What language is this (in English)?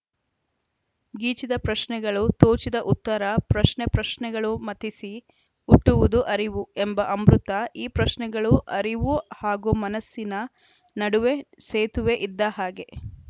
Kannada